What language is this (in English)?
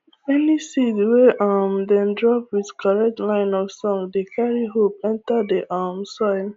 Nigerian Pidgin